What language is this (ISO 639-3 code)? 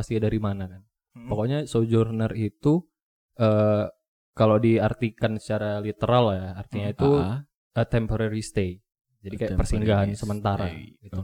ind